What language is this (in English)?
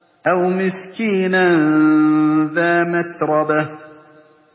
Arabic